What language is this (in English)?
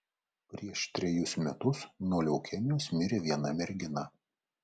Lithuanian